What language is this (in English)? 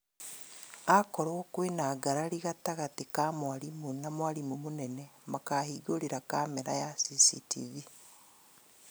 Kikuyu